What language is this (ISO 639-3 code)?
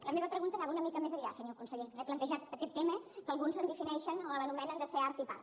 cat